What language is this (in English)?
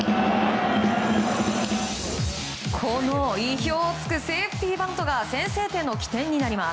Japanese